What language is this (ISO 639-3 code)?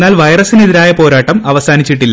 mal